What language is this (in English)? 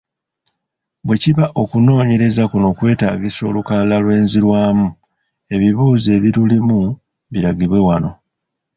Ganda